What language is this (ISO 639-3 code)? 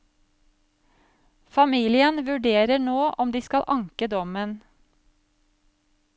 nor